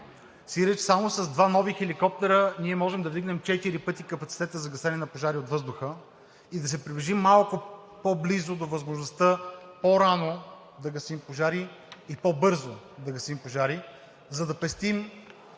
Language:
Bulgarian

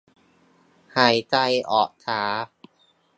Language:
Thai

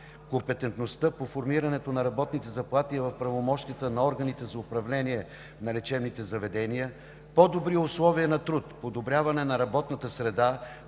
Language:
Bulgarian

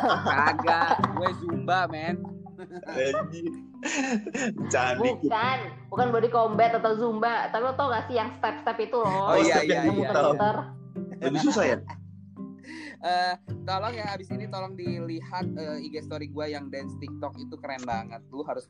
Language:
Indonesian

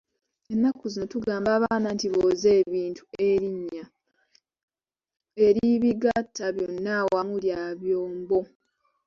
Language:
Ganda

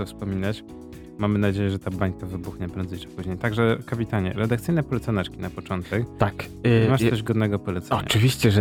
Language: Polish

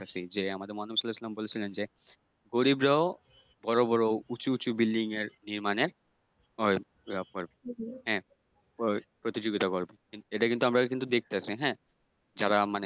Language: Bangla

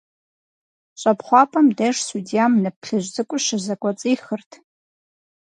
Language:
Kabardian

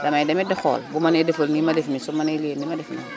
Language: Wolof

